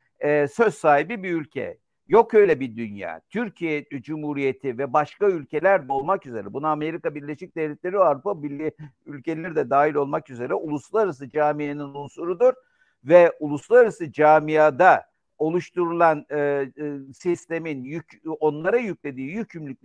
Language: Turkish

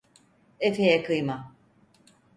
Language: Turkish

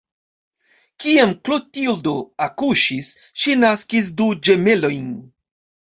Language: Esperanto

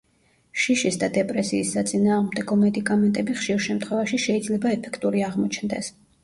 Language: Georgian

